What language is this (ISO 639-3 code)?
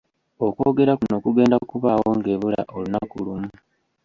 lug